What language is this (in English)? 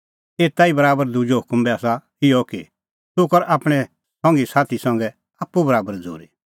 Kullu Pahari